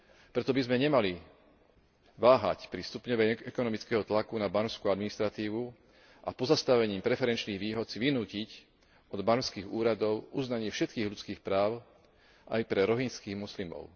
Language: Slovak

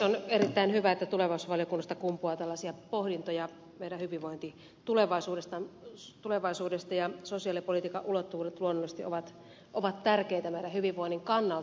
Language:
Finnish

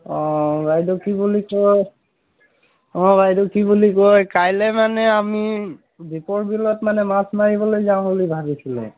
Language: Assamese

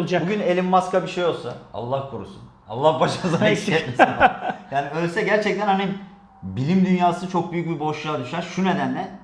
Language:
Turkish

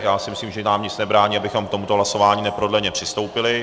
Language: Czech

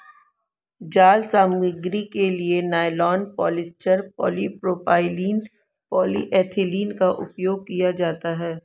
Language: Hindi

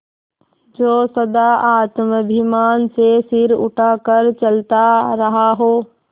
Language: Hindi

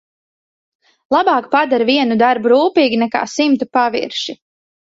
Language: Latvian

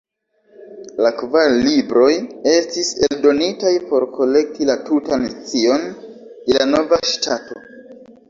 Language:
Esperanto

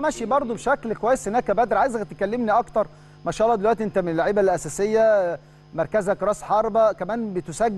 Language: Arabic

